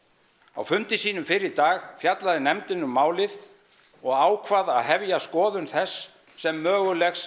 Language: Icelandic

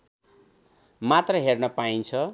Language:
Nepali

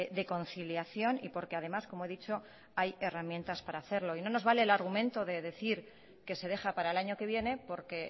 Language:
Spanish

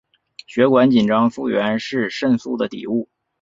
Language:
Chinese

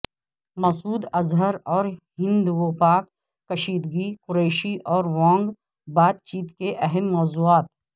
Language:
Urdu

